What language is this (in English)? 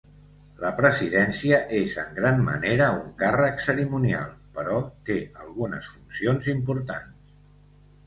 Catalan